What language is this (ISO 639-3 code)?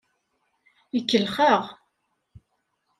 kab